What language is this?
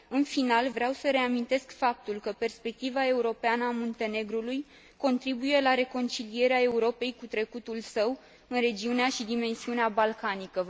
Romanian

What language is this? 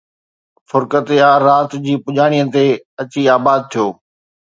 Sindhi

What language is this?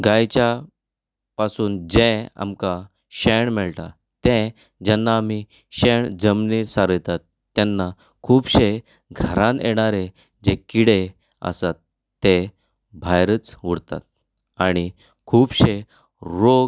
Konkani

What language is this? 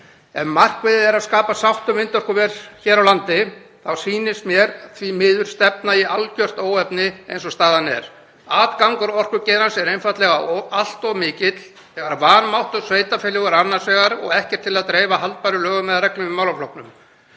Icelandic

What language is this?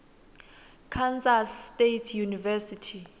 Swati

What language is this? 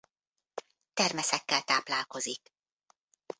Hungarian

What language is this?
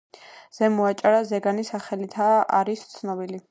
Georgian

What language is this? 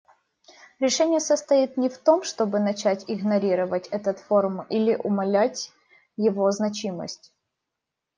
Russian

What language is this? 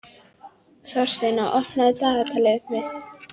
Icelandic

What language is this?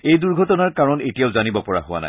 Assamese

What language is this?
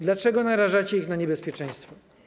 Polish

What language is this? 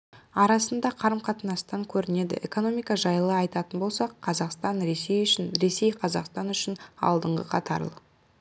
Kazakh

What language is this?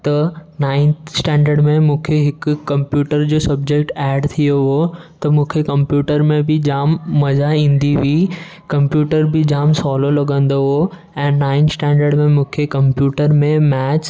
Sindhi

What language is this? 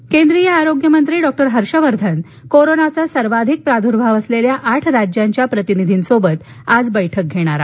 Marathi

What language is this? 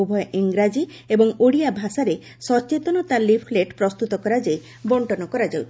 Odia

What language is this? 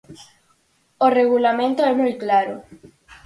Galician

